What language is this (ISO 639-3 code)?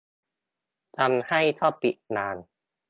tha